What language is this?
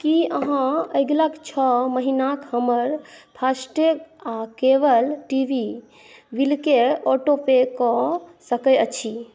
Maithili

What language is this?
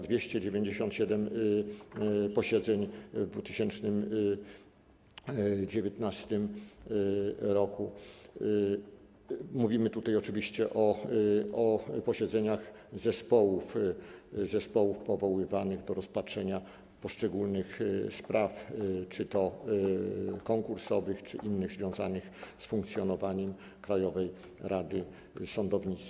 Polish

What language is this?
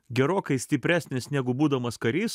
Lithuanian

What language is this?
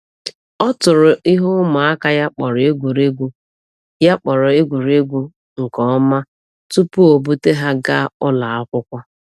Igbo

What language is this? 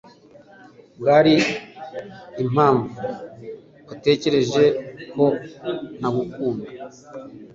Kinyarwanda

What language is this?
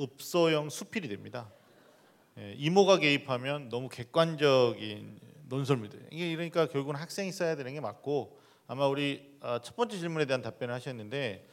Korean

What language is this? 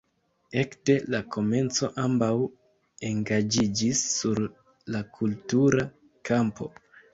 Esperanto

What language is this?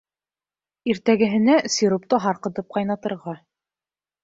Bashkir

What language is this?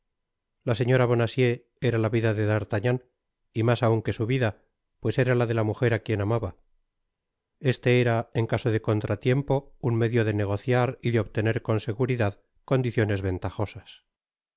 Spanish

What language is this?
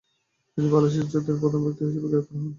Bangla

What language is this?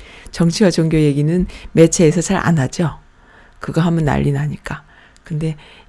Korean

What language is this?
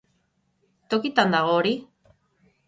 Basque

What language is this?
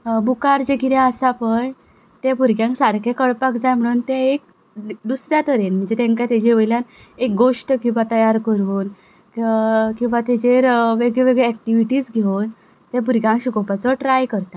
Konkani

